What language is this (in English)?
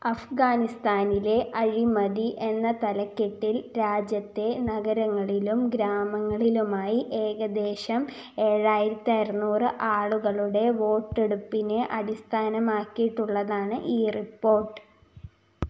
Malayalam